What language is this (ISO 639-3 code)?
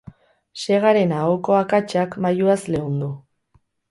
eus